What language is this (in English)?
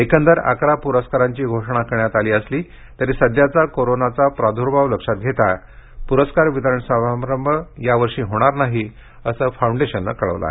Marathi